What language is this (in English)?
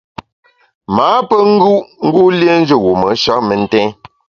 Bamun